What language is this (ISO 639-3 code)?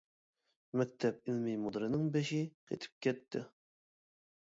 uig